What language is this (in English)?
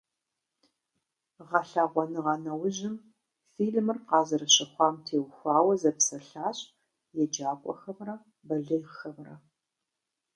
Kabardian